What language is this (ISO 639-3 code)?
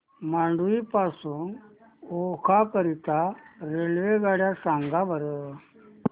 mar